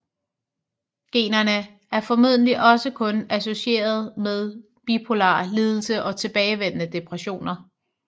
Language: Danish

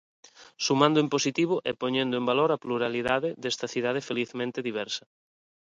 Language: Galician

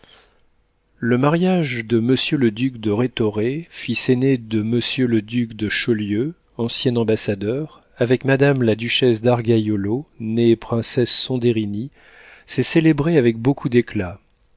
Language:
French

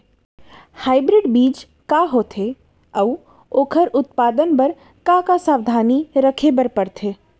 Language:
Chhattisgarhi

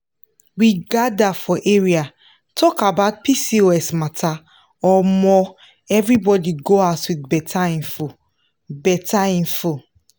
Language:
Nigerian Pidgin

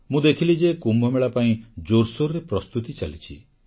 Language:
Odia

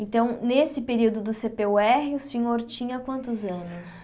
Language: Portuguese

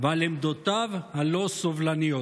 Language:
Hebrew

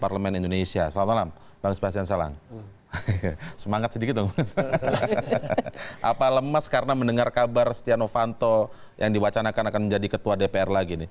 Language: Indonesian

